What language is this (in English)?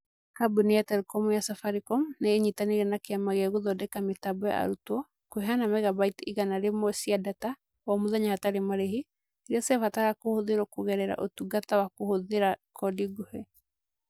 Kikuyu